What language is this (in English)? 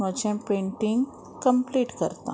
Konkani